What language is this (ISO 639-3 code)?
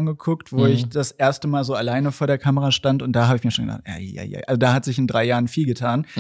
deu